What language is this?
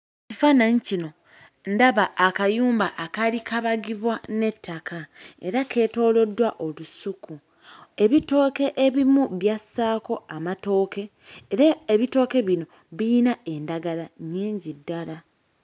Ganda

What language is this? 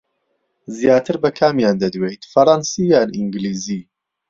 Central Kurdish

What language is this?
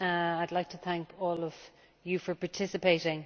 English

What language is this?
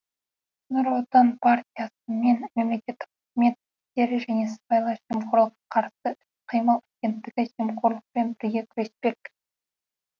Kazakh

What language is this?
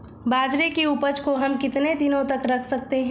Hindi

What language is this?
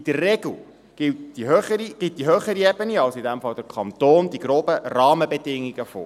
Swiss German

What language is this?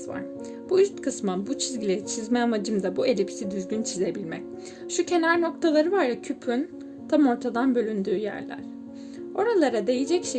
Turkish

